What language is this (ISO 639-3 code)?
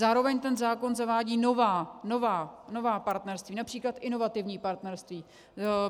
ces